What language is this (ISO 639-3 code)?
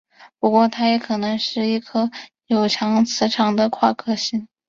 zho